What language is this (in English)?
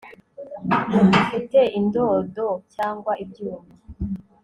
Kinyarwanda